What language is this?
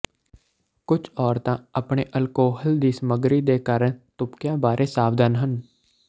Punjabi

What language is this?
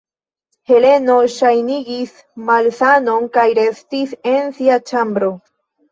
Esperanto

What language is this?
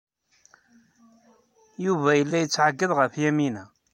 Kabyle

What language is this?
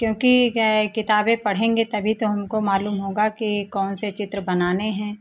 Hindi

